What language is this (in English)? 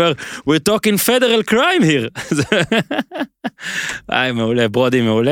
Hebrew